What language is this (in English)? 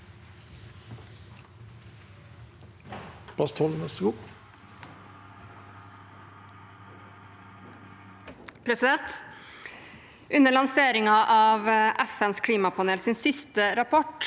Norwegian